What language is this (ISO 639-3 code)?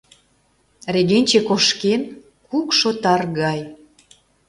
chm